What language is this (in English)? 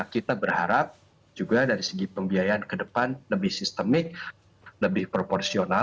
Indonesian